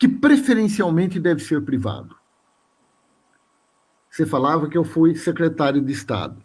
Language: Portuguese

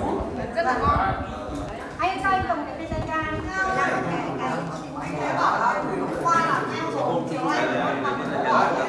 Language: Vietnamese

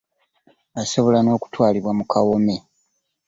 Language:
Ganda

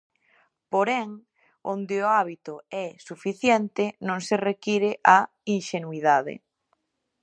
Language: Galician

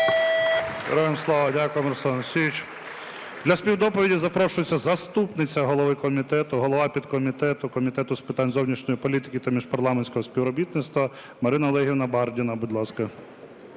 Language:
Ukrainian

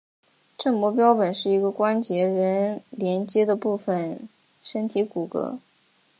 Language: Chinese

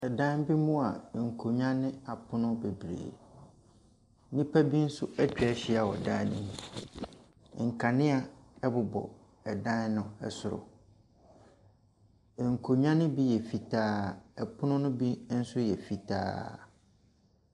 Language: Akan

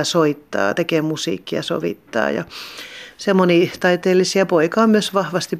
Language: Finnish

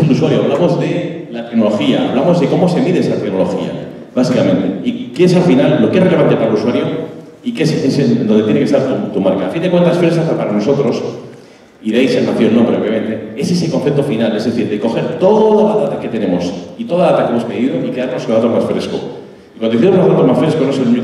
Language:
Spanish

